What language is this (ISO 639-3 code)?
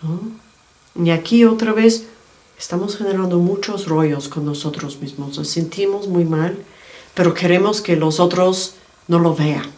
spa